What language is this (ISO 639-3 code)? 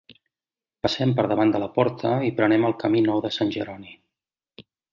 cat